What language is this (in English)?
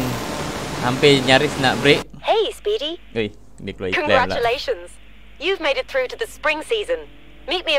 Malay